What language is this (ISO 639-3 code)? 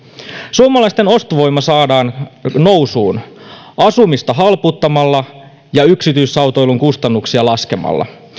fin